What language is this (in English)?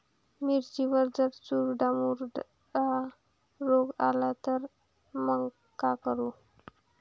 Marathi